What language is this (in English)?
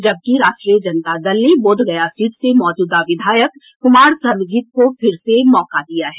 Hindi